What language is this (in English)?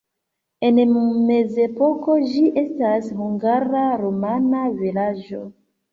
Esperanto